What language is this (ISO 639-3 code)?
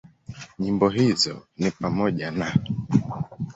swa